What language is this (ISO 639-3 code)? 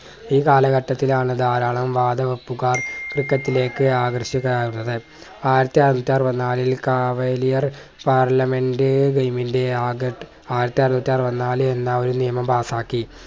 mal